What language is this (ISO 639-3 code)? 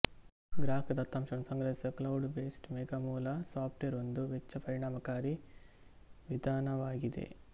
kan